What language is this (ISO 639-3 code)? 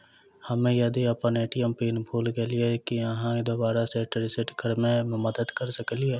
mai